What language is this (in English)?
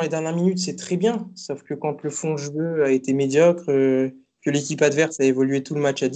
French